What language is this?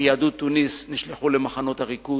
Hebrew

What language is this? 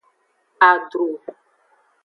Aja (Benin)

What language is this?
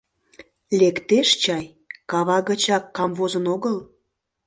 Mari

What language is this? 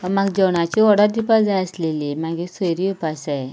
Konkani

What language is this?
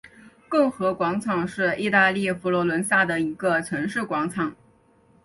Chinese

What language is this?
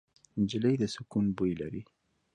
Pashto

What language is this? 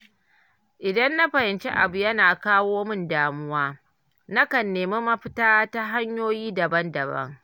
Hausa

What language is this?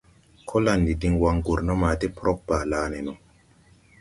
Tupuri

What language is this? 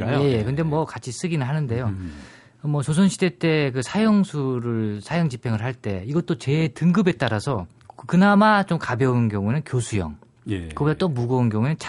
Korean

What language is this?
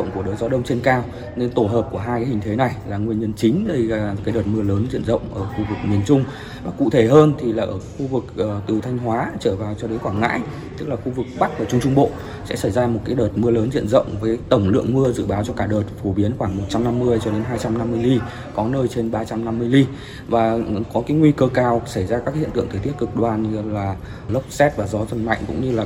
Vietnamese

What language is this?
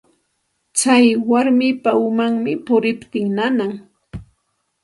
Santa Ana de Tusi Pasco Quechua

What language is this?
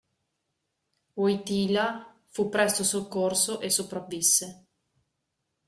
Italian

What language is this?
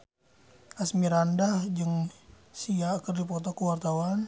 Sundanese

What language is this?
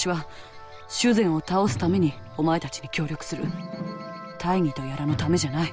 Japanese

